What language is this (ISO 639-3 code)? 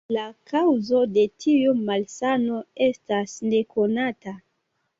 epo